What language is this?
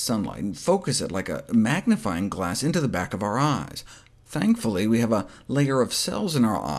English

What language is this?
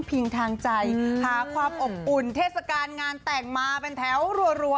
Thai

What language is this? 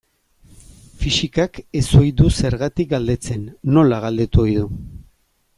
Basque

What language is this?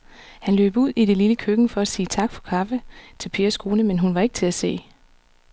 Danish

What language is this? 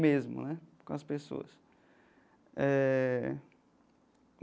Portuguese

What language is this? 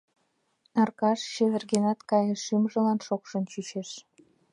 Mari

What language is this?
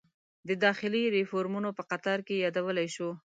Pashto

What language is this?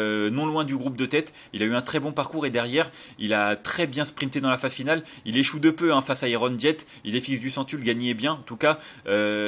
French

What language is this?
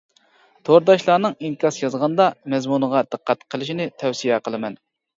Uyghur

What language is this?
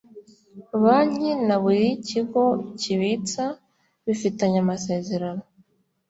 Kinyarwanda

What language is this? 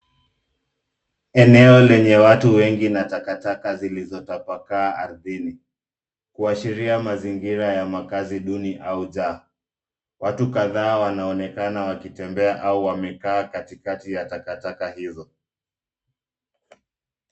Swahili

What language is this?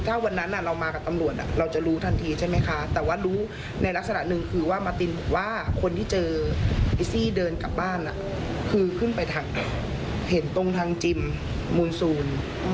Thai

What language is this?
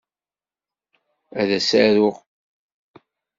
Kabyle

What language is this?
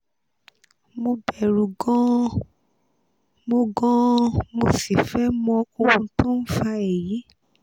Yoruba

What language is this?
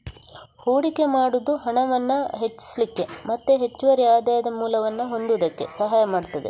Kannada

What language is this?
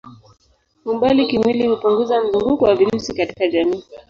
Swahili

